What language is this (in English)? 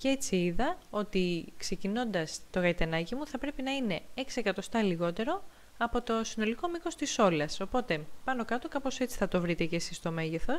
Greek